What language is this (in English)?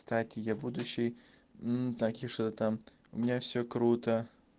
Russian